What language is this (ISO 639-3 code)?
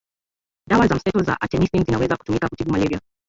swa